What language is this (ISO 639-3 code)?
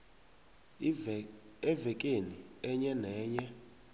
nbl